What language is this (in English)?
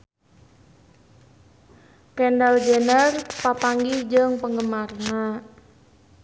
Sundanese